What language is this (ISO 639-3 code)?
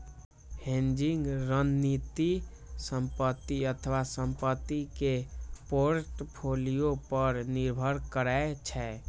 mai